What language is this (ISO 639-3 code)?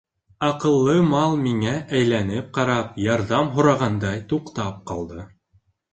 bak